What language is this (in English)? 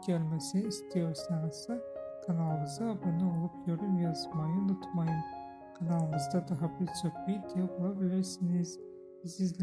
Turkish